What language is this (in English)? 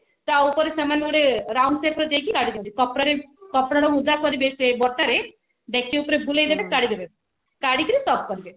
Odia